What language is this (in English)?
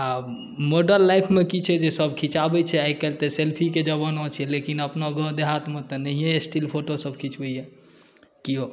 Maithili